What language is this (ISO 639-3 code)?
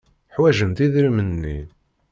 kab